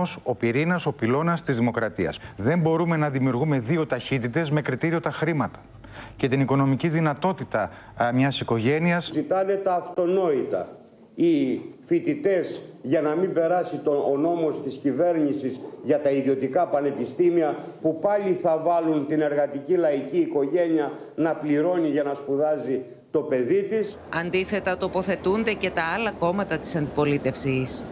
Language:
Greek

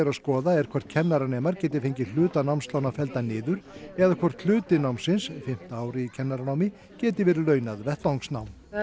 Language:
Icelandic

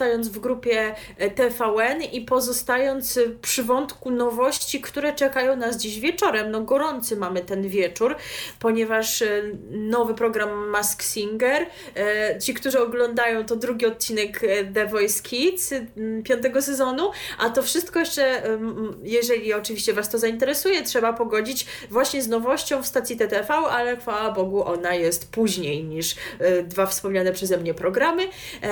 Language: Polish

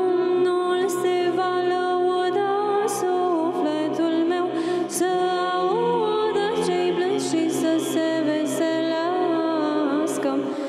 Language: Romanian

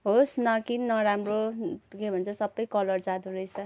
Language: Nepali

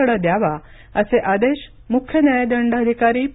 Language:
Marathi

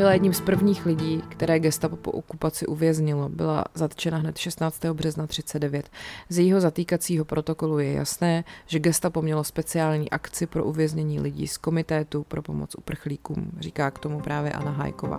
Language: Czech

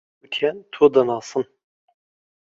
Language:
Central Kurdish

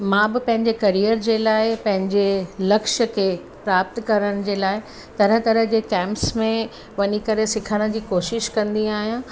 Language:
Sindhi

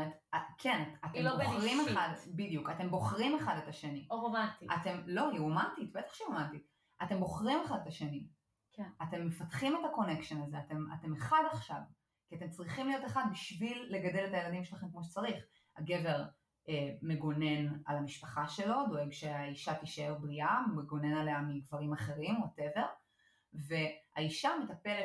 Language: Hebrew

